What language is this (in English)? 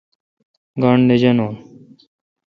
Kalkoti